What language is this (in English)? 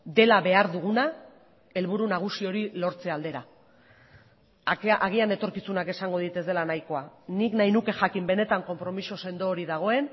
Basque